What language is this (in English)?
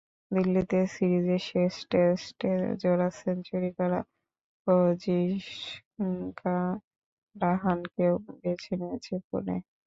Bangla